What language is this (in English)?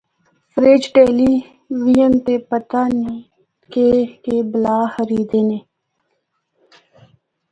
Northern Hindko